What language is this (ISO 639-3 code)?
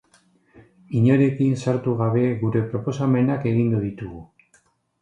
eus